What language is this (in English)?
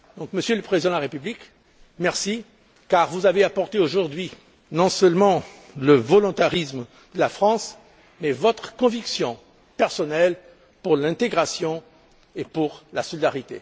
French